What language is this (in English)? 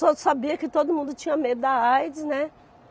Portuguese